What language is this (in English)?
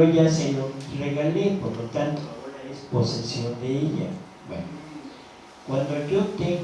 Spanish